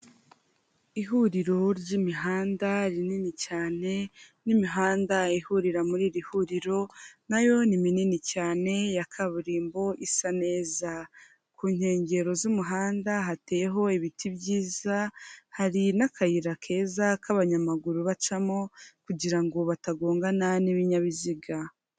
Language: Kinyarwanda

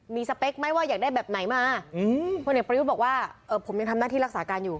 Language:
Thai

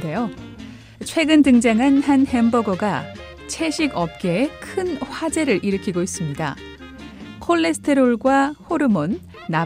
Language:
Korean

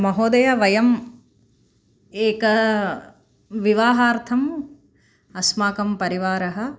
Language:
Sanskrit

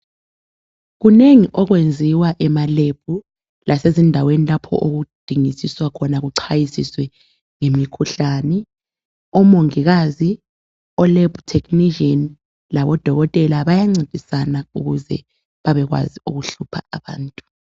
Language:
North Ndebele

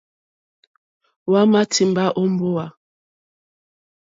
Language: Mokpwe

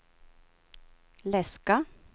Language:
Swedish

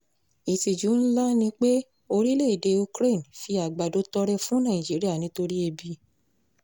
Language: Yoruba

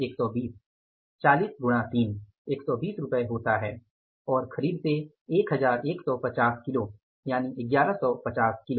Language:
Hindi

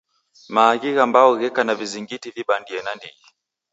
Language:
Taita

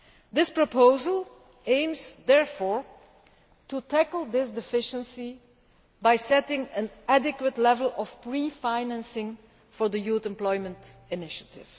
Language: English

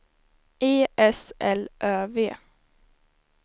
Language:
Swedish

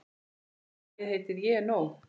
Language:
Icelandic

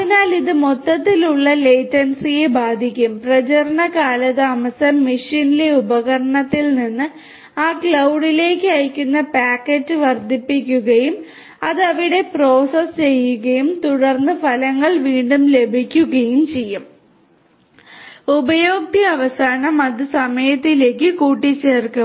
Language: Malayalam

